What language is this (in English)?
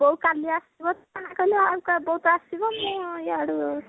Odia